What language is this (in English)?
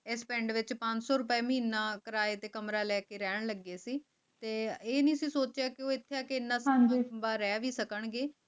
Punjabi